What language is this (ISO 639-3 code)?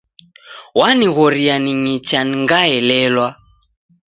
dav